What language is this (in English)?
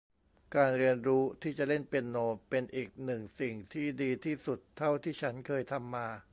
Thai